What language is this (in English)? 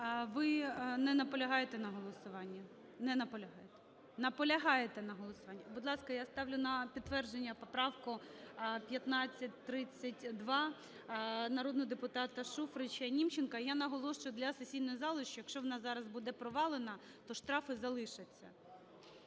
Ukrainian